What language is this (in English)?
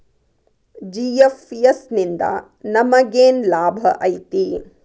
Kannada